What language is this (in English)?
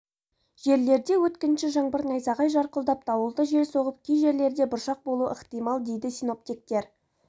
Kazakh